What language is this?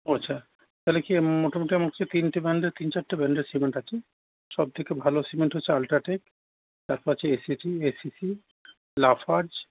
Bangla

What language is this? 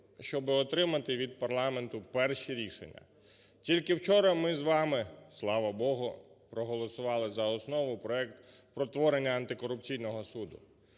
Ukrainian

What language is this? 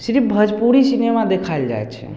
Maithili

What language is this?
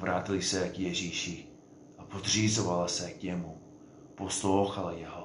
Czech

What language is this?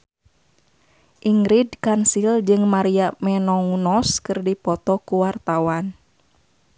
Sundanese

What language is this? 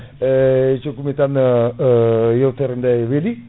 Fula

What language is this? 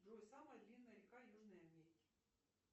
Russian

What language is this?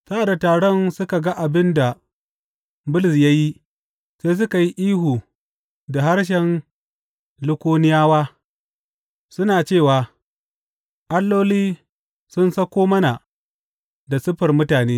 Hausa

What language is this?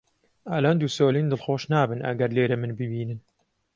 Central Kurdish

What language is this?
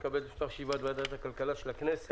Hebrew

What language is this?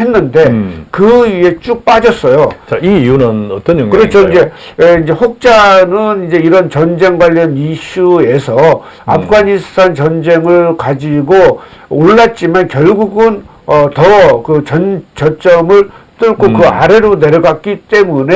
Korean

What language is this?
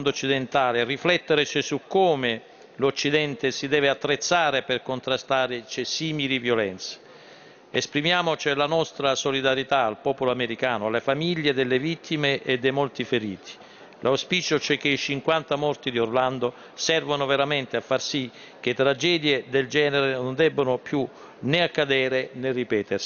Italian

